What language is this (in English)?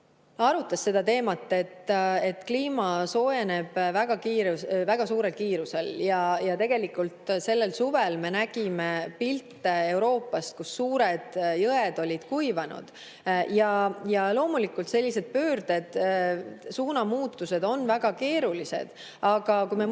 Estonian